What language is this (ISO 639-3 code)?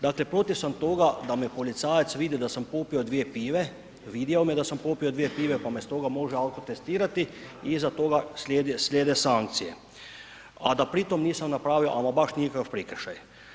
hrv